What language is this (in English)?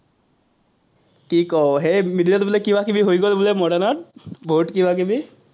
Assamese